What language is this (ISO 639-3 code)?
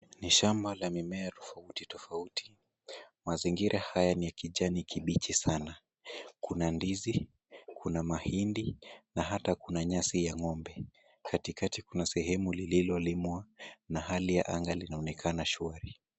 swa